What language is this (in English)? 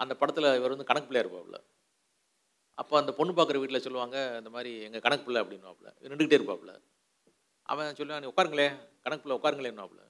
Tamil